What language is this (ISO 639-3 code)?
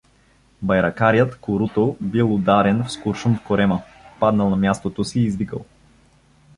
bul